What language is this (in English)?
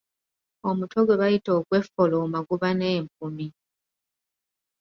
Ganda